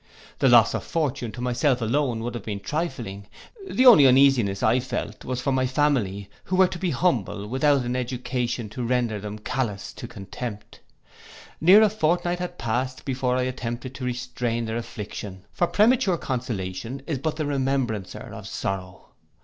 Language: English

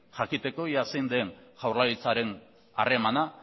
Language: Basque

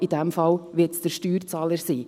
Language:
Swiss German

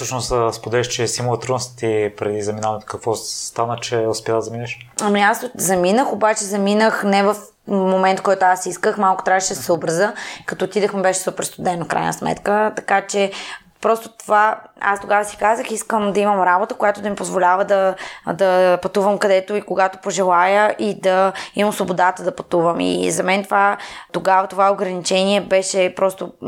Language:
Bulgarian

